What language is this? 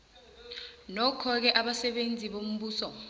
South Ndebele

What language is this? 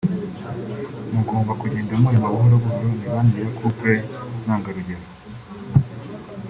Kinyarwanda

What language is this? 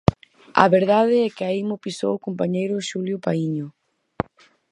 Galician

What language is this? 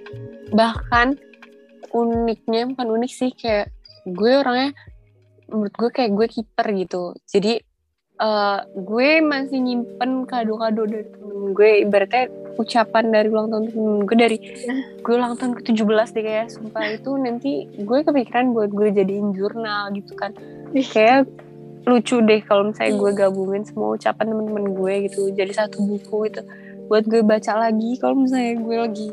Indonesian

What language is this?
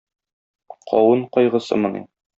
Tatar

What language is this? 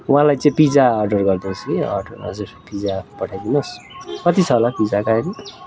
Nepali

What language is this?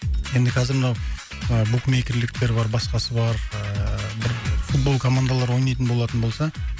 Kazakh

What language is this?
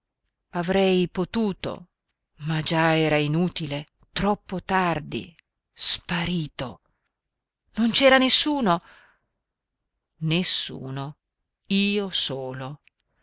Italian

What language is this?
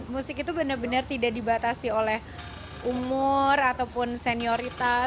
Indonesian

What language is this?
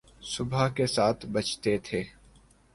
Urdu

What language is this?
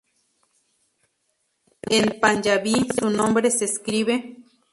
Spanish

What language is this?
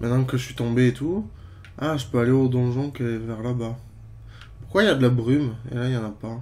French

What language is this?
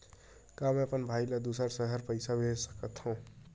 Chhattisgarhi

